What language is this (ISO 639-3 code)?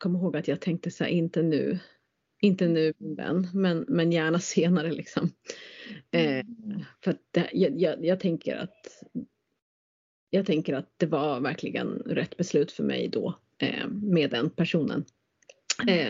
swe